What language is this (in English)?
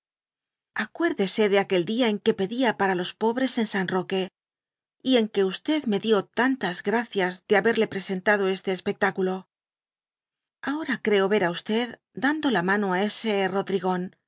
Spanish